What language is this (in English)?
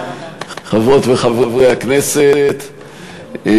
Hebrew